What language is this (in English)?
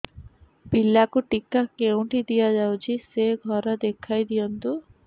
Odia